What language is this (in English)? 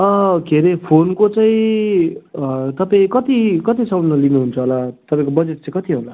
Nepali